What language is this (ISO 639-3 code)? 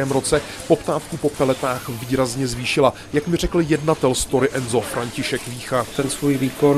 ces